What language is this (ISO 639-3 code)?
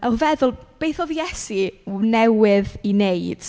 cym